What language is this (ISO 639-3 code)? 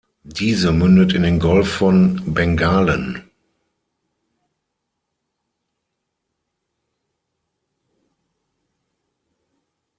deu